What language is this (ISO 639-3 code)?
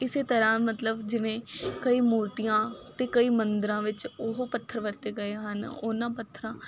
pan